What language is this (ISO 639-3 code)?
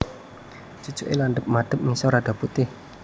jav